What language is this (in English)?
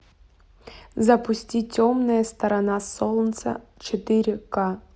Russian